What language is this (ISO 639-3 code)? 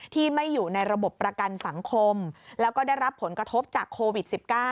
tha